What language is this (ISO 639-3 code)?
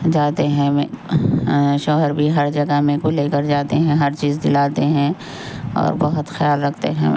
urd